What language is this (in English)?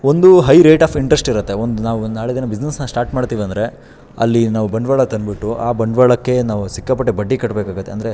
Kannada